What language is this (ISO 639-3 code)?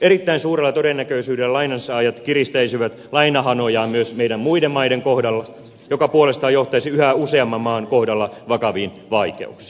fin